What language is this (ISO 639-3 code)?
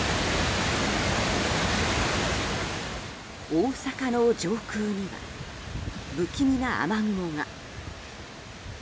jpn